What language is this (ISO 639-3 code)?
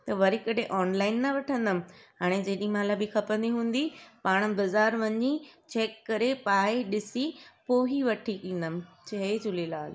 snd